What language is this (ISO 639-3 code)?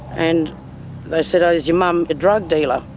eng